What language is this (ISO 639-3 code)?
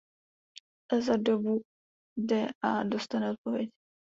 ces